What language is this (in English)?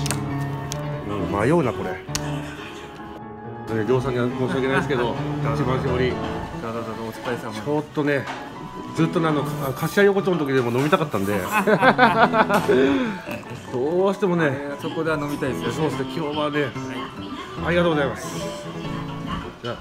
Japanese